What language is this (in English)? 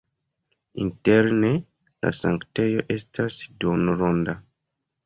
Esperanto